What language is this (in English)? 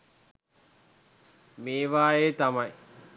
Sinhala